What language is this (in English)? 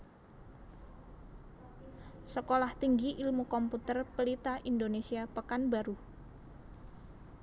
Javanese